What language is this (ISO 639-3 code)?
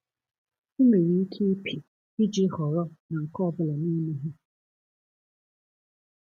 ibo